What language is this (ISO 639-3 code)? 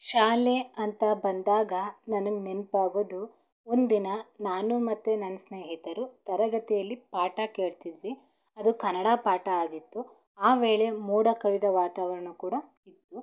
kan